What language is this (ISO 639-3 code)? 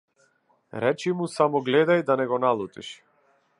mkd